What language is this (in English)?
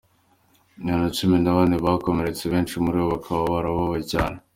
Kinyarwanda